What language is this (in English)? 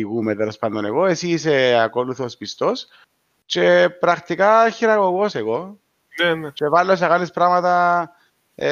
Greek